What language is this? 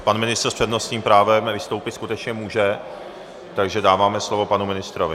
Czech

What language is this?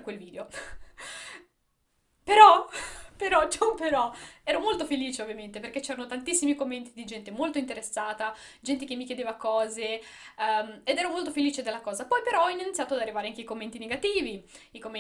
Italian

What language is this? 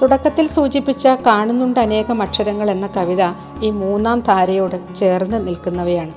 Malayalam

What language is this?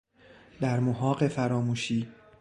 Persian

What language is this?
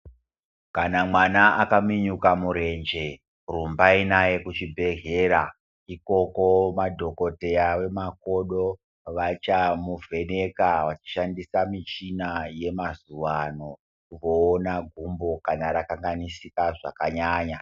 Ndau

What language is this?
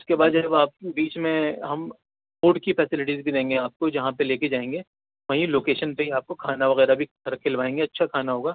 Urdu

